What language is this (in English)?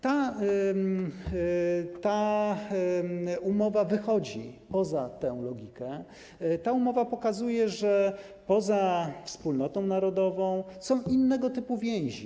Polish